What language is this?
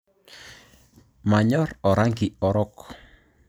Masai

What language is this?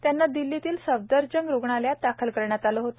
Marathi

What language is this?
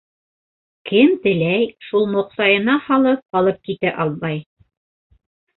Bashkir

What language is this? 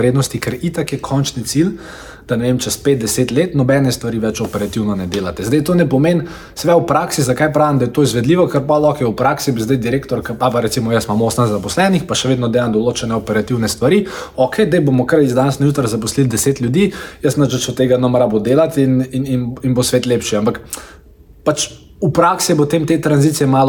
Croatian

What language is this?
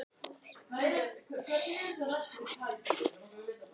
Icelandic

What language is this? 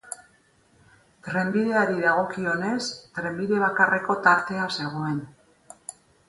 Basque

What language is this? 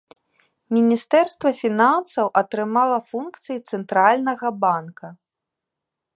Belarusian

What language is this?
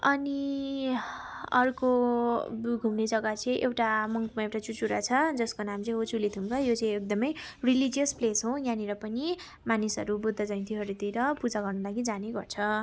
Nepali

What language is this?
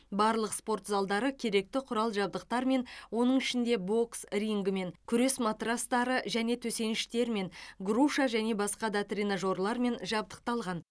Kazakh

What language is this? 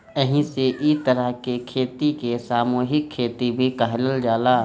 Bhojpuri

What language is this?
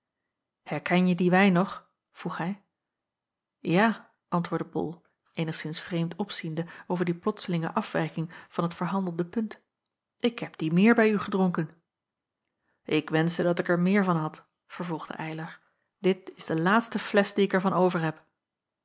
Dutch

